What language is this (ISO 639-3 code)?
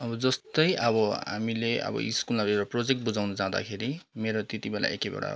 nep